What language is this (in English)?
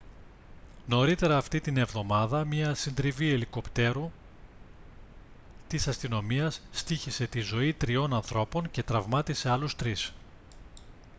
Greek